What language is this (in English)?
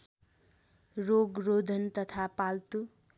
Nepali